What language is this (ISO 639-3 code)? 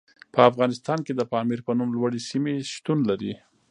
pus